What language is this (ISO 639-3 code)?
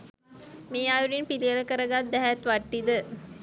sin